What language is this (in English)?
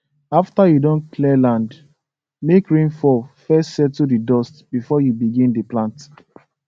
Nigerian Pidgin